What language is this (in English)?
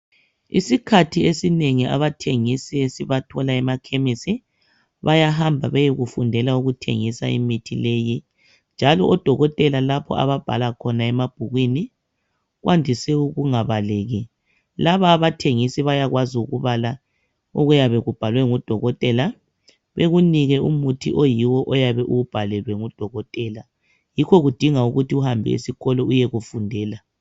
North Ndebele